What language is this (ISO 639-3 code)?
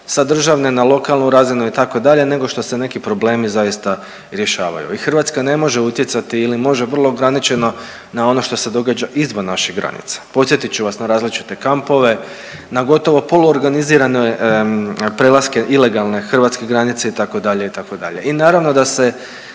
hrv